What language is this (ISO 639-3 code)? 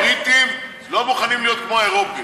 heb